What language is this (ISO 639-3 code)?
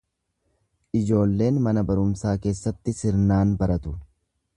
orm